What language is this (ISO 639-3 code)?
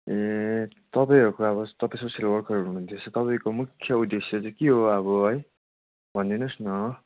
nep